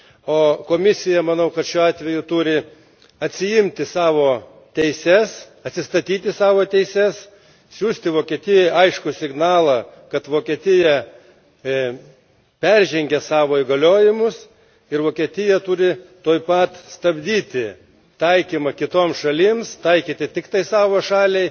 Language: Lithuanian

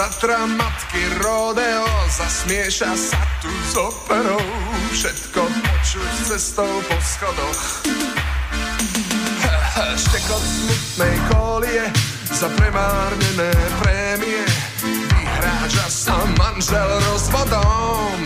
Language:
Slovak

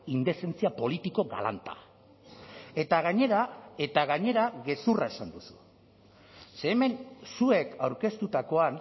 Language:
Basque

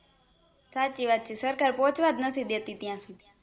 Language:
Gujarati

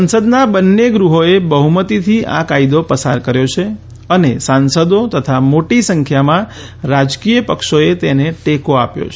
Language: Gujarati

